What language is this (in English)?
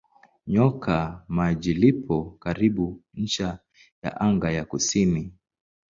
Swahili